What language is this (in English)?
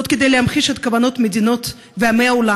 Hebrew